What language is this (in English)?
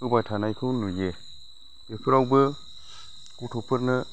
Bodo